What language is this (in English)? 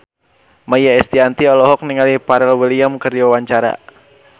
Sundanese